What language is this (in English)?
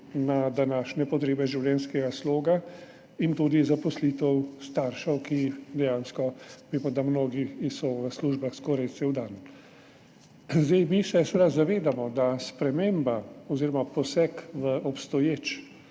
Slovenian